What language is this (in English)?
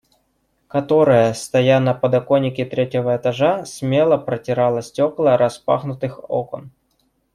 Russian